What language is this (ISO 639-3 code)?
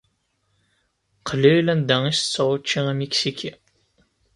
kab